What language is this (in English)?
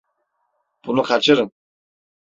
Turkish